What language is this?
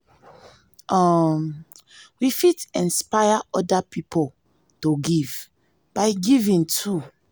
Nigerian Pidgin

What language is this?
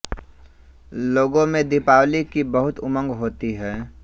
Hindi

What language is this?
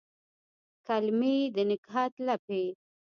Pashto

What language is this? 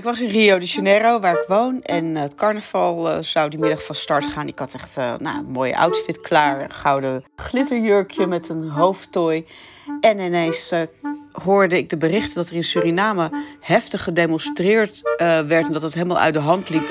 Dutch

